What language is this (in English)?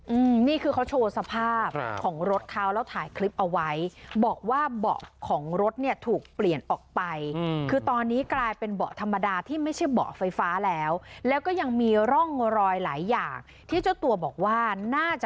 Thai